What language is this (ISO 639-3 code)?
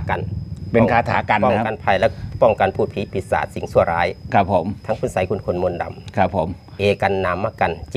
tha